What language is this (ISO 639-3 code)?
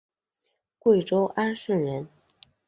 zho